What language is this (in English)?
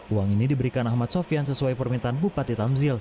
Indonesian